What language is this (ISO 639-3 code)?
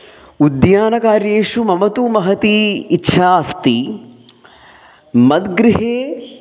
san